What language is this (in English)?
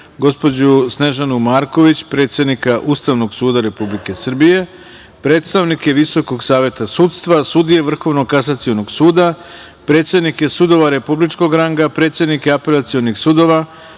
Serbian